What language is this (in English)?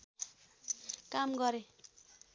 Nepali